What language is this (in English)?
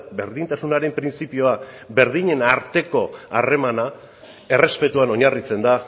Basque